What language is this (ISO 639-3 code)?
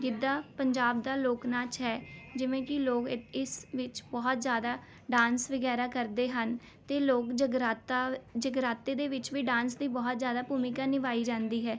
pan